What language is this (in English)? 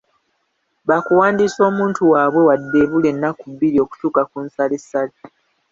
Ganda